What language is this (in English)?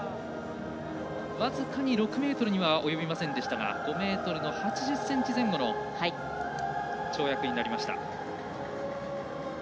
Japanese